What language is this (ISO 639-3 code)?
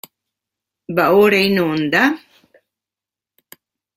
ita